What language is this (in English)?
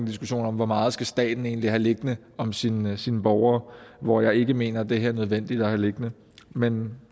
Danish